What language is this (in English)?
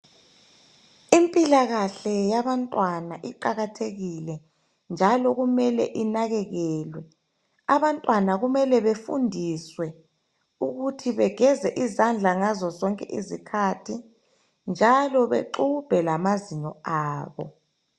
North Ndebele